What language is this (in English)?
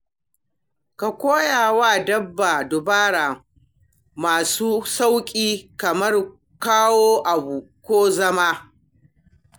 Hausa